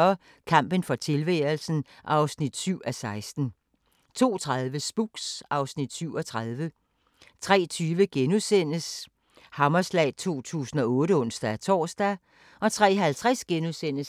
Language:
Danish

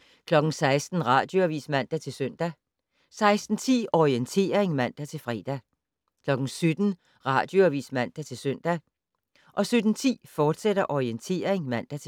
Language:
Danish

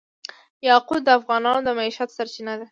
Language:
Pashto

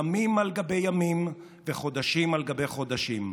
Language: Hebrew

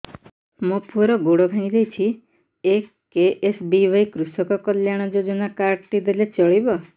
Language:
Odia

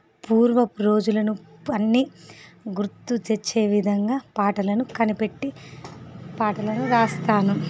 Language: Telugu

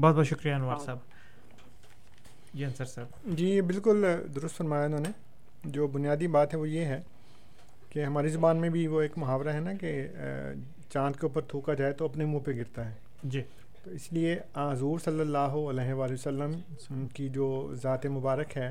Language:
Urdu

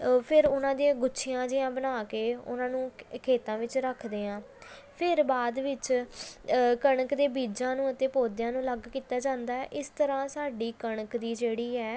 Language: Punjabi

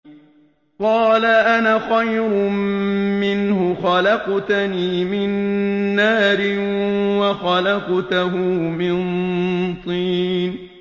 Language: Arabic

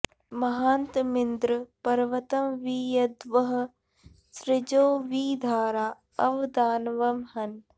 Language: Sanskrit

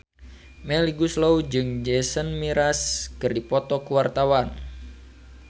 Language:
Sundanese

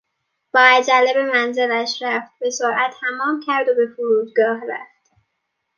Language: Persian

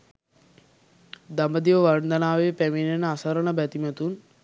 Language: Sinhala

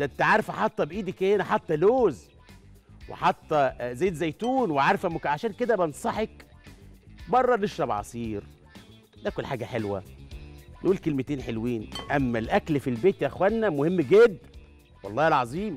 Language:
Arabic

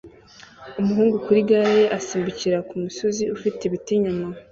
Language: Kinyarwanda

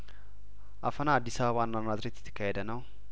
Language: Amharic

